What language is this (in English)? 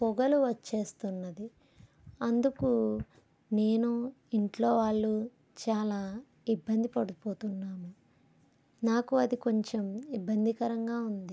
Telugu